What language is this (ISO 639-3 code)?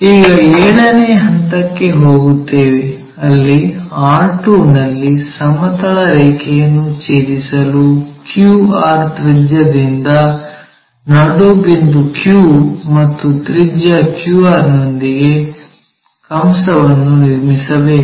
kan